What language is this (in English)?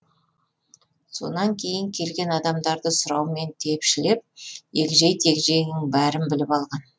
Kazakh